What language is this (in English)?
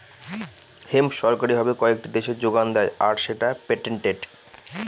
Bangla